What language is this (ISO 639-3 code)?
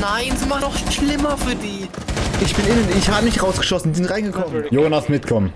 deu